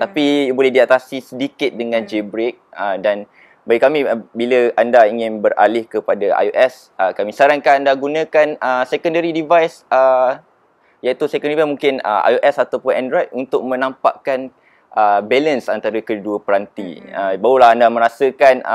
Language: Malay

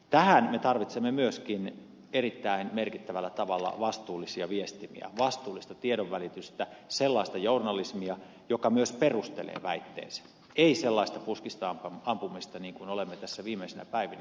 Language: Finnish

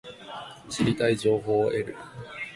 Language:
Japanese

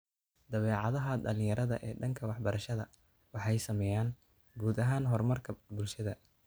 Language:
Somali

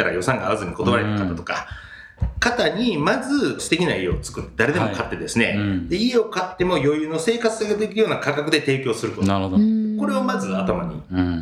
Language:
Japanese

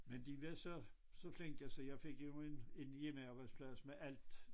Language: Danish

